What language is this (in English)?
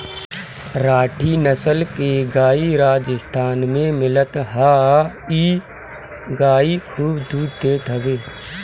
Bhojpuri